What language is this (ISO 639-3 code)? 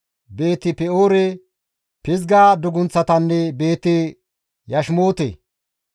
gmv